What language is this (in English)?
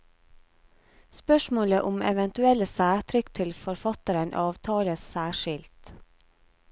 Norwegian